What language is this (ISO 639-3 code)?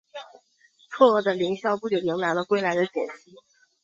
zho